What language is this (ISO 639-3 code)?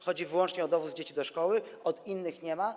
pol